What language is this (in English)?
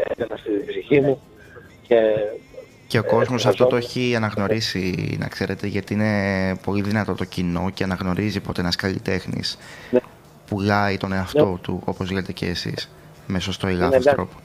Greek